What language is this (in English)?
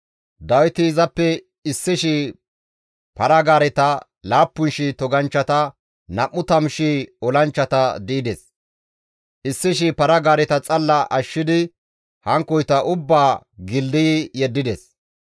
Gamo